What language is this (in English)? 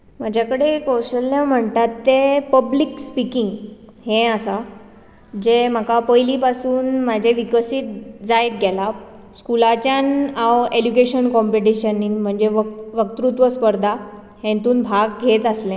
Konkani